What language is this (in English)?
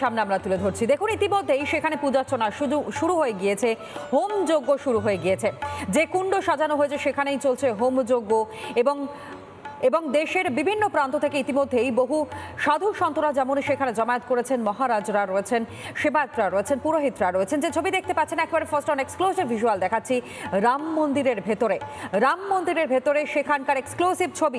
Hindi